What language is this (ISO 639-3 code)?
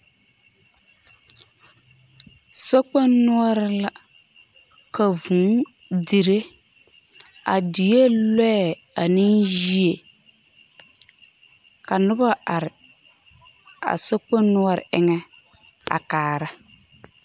dga